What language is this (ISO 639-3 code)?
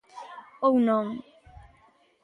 glg